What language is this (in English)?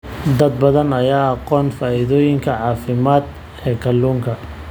Somali